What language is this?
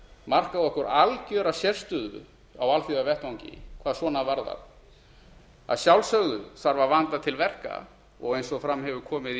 Icelandic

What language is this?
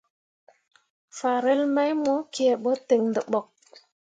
Mundang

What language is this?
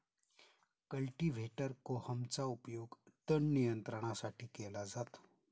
Marathi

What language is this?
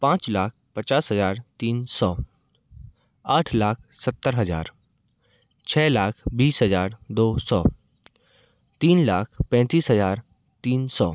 Hindi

